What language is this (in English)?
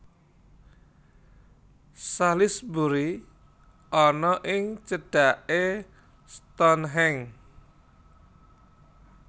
Javanese